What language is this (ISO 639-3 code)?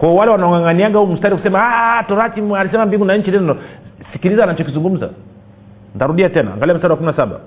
swa